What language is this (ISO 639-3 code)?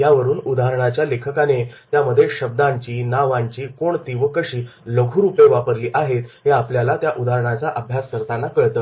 mar